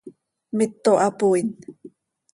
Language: Seri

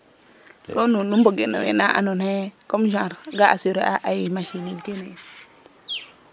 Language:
Serer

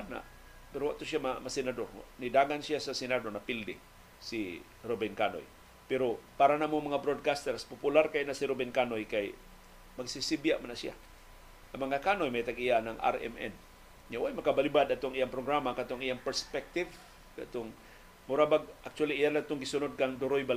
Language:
Filipino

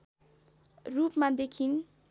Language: Nepali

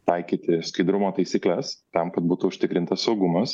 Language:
Lithuanian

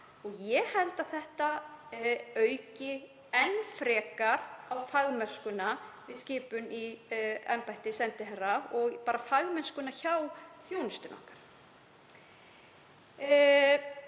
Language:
Icelandic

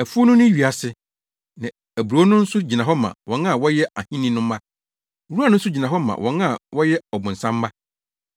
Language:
Akan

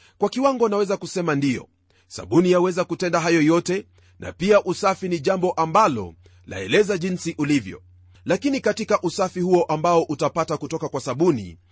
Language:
Swahili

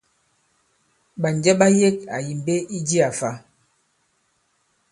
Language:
Bankon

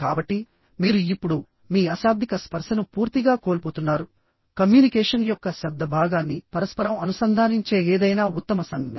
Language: Telugu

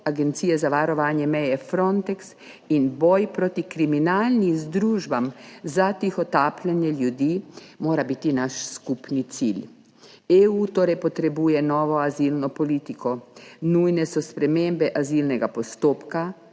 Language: Slovenian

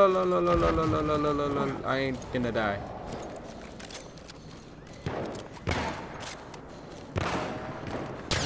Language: English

